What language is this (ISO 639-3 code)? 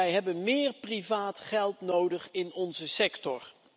nld